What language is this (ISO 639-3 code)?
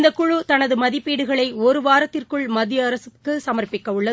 tam